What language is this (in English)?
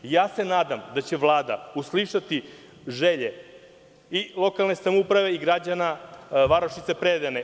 Serbian